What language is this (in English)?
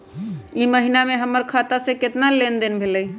Magahi